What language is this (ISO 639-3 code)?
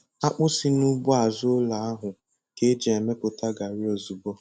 ibo